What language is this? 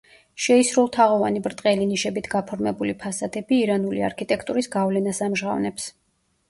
Georgian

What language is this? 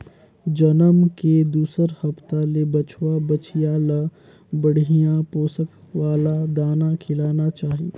Chhattisgarhi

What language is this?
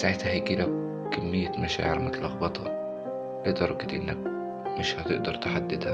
Arabic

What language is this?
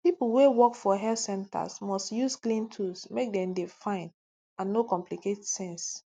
Nigerian Pidgin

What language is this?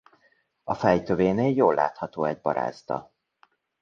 Hungarian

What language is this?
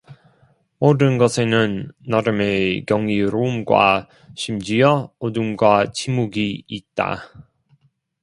Korean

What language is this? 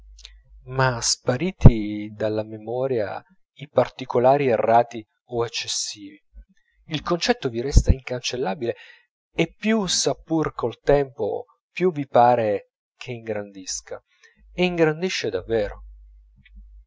Italian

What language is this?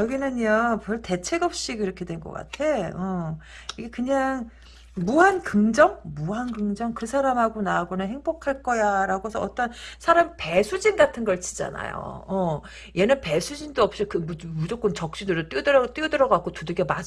Korean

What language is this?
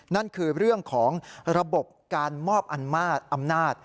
Thai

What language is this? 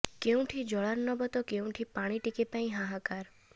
Odia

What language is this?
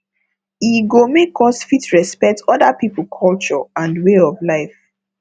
Nigerian Pidgin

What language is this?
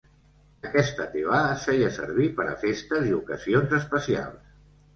Catalan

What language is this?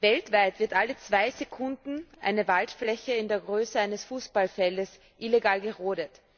German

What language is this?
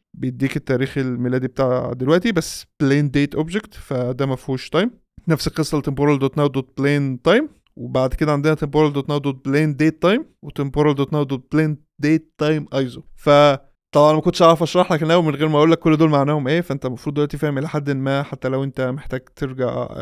Arabic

